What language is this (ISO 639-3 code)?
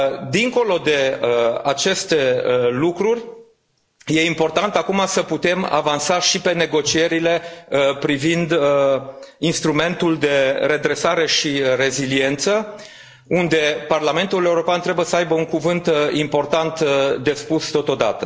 ron